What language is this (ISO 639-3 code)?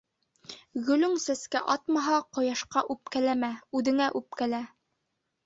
bak